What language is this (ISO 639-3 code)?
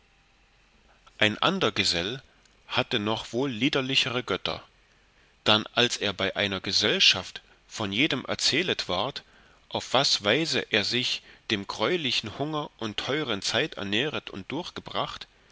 deu